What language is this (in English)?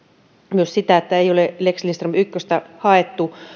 Finnish